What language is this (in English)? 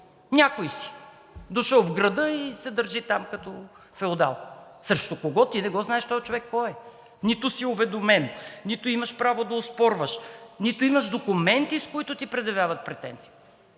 Bulgarian